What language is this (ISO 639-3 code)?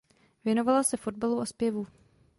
ces